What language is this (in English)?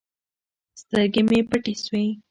Pashto